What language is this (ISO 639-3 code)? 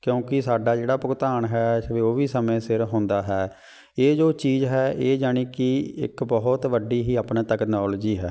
pan